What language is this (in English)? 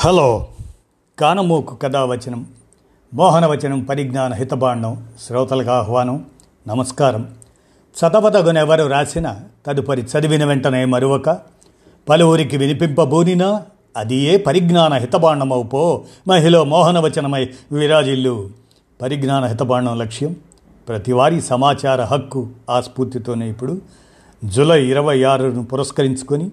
Telugu